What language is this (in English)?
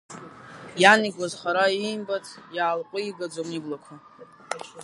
Abkhazian